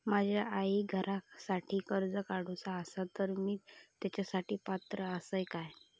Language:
Marathi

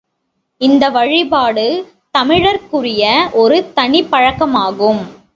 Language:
Tamil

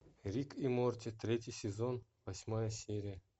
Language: Russian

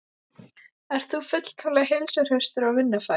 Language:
Icelandic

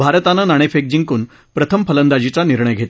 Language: Marathi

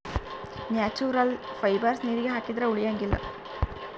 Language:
Kannada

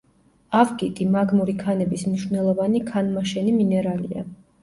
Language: Georgian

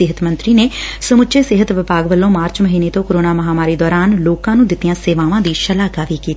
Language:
Punjabi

